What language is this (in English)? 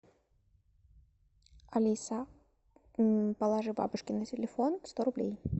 Russian